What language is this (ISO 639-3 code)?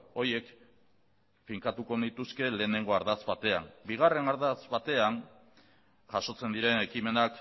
eus